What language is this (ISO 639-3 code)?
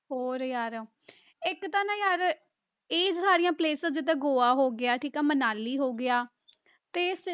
pan